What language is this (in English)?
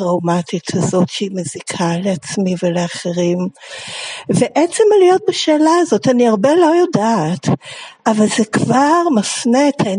Hebrew